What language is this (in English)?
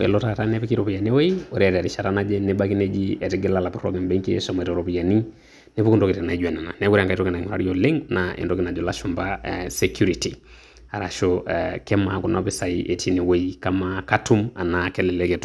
Masai